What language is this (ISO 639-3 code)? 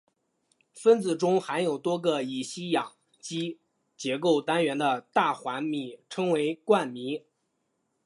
zho